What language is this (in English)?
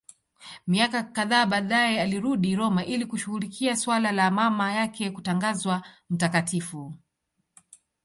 Swahili